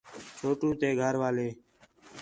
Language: Khetrani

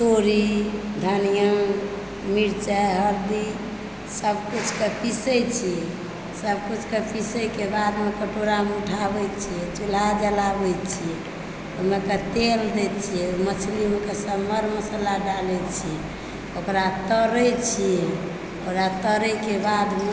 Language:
Maithili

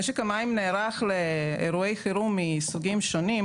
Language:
Hebrew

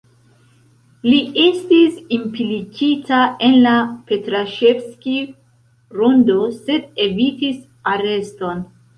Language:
Esperanto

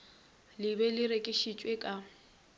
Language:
Northern Sotho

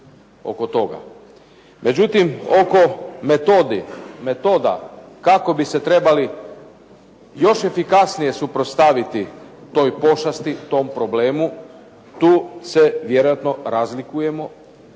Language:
Croatian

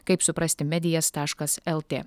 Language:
Lithuanian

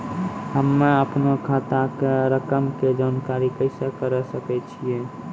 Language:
Maithili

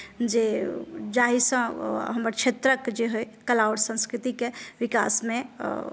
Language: Maithili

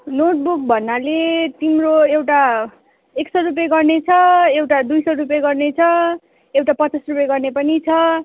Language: Nepali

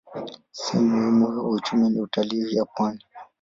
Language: Swahili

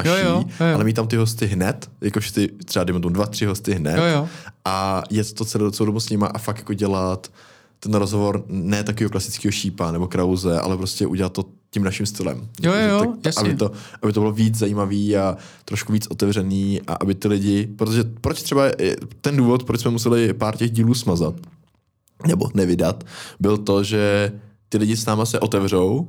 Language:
Czech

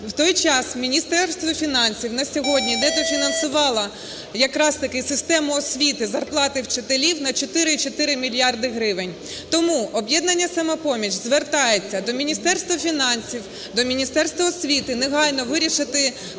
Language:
Ukrainian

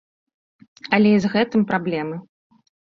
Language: Belarusian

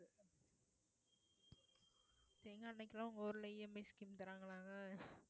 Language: Tamil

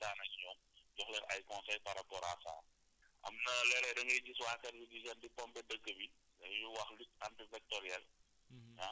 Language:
Wolof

